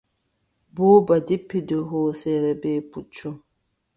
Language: Adamawa Fulfulde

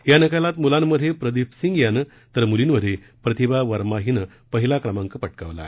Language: Marathi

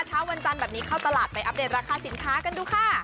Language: Thai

